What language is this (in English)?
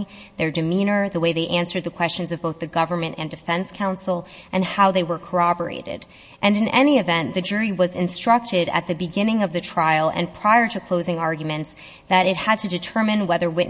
English